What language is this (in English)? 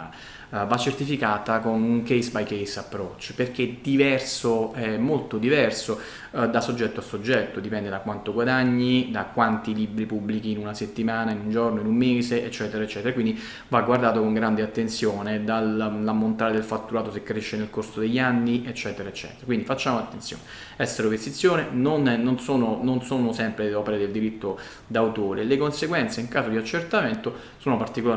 Italian